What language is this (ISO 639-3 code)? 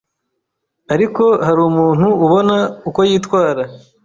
kin